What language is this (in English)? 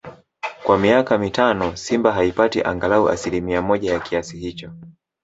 Swahili